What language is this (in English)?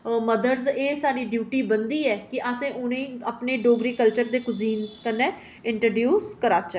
Dogri